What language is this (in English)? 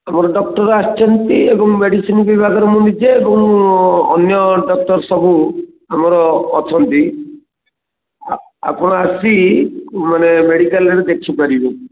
Odia